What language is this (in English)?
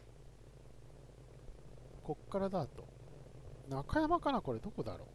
Japanese